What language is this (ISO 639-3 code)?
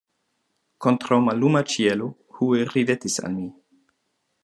epo